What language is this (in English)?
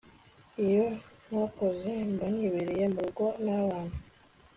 Kinyarwanda